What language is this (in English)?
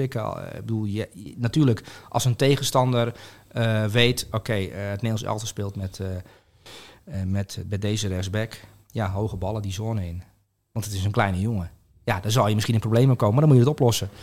Dutch